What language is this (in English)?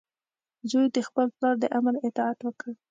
Pashto